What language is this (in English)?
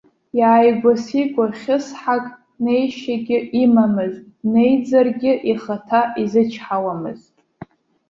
Abkhazian